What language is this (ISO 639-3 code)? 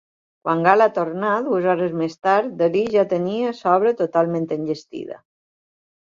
cat